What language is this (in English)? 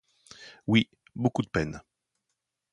French